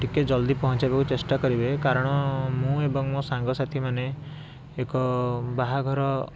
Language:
Odia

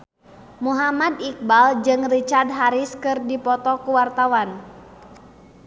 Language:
Sundanese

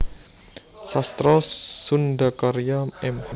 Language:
Javanese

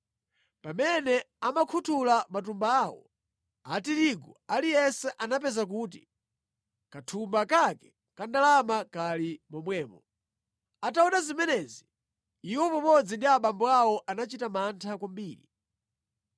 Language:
Nyanja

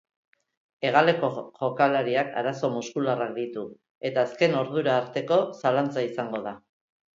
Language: Basque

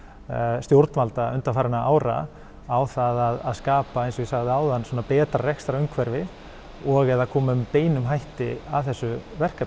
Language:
Icelandic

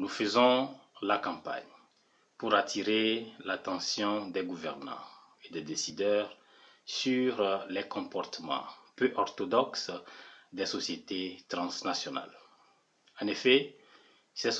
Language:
French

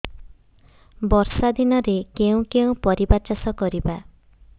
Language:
Odia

